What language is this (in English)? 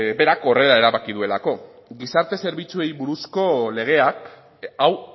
Basque